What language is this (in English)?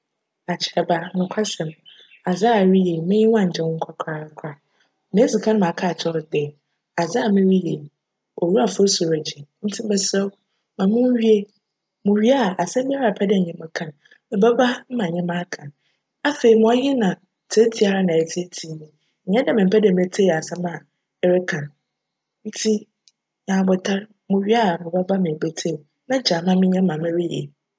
Akan